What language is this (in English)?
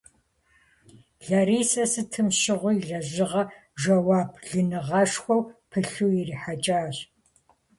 Kabardian